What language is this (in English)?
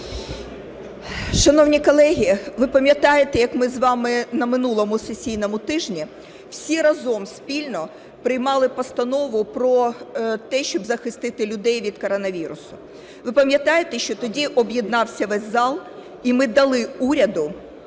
Ukrainian